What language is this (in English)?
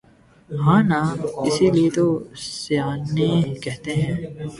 Urdu